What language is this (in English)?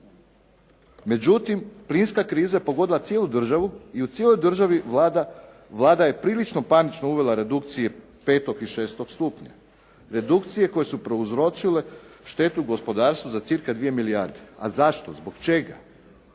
Croatian